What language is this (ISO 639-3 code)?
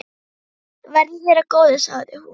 isl